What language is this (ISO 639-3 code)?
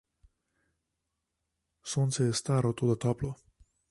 slv